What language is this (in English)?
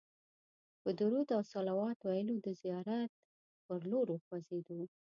Pashto